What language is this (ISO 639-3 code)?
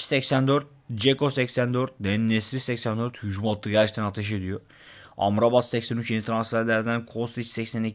tur